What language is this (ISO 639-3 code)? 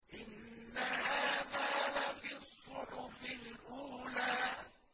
ara